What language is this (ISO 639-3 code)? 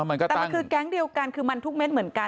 tha